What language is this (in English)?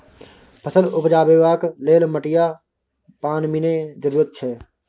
Maithili